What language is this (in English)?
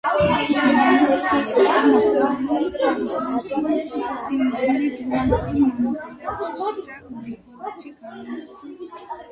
Georgian